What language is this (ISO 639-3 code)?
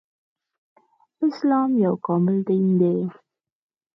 pus